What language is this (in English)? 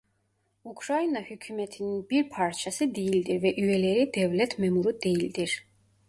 Turkish